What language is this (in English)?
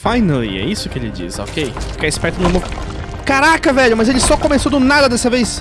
Portuguese